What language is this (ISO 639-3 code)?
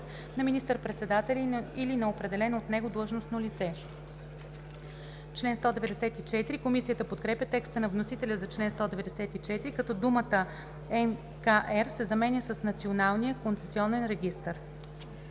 bul